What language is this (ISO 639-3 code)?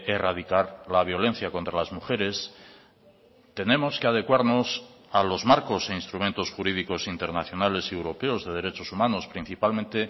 spa